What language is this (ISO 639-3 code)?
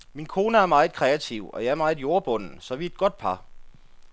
dan